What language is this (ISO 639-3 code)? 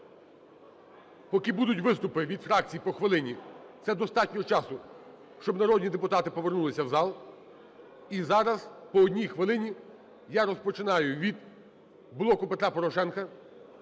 ukr